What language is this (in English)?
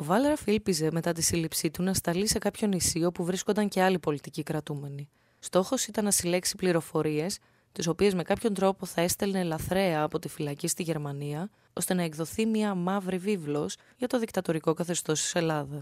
Greek